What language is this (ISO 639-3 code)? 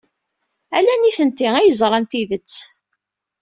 kab